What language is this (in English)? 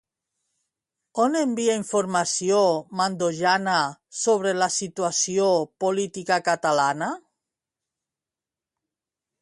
Catalan